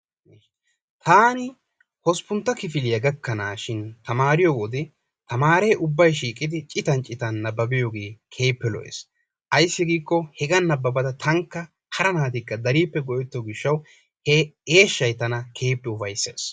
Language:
Wolaytta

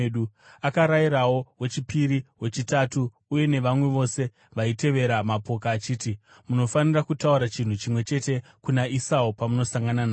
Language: Shona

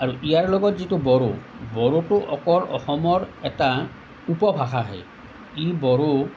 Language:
Assamese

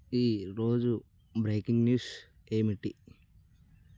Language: Telugu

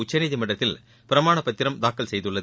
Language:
Tamil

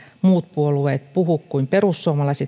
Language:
Finnish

